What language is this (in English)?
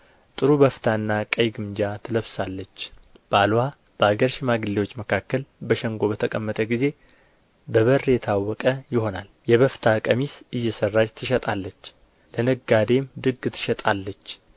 Amharic